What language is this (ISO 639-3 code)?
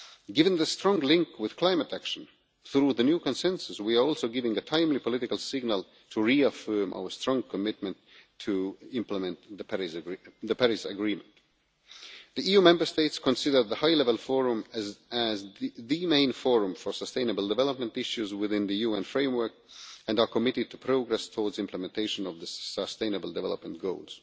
eng